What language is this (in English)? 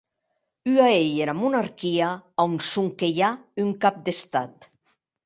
Occitan